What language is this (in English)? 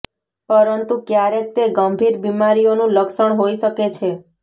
Gujarati